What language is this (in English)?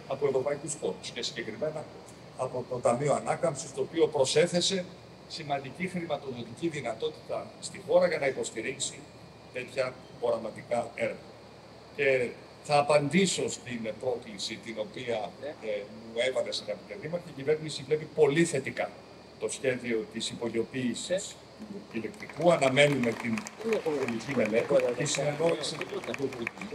Greek